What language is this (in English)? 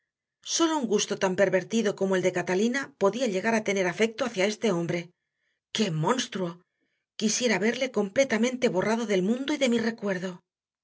Spanish